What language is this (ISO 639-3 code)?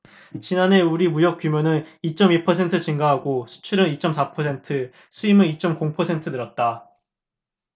kor